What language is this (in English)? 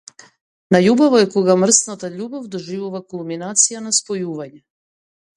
Macedonian